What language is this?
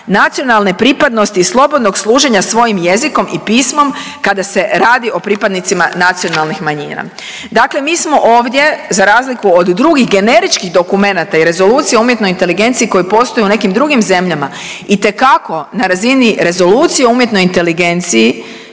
Croatian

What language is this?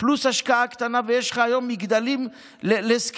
Hebrew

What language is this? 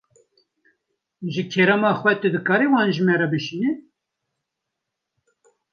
Kurdish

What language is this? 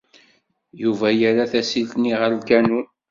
Kabyle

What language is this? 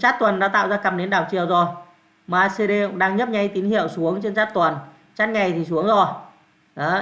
Vietnamese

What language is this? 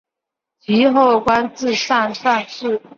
Chinese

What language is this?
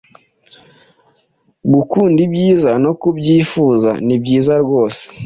Kinyarwanda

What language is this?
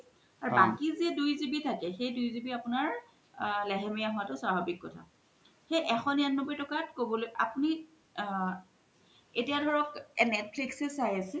Assamese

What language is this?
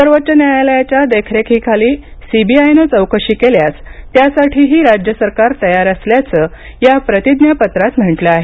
Marathi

